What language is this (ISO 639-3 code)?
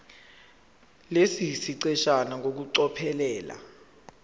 zul